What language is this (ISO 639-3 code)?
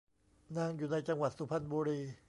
tha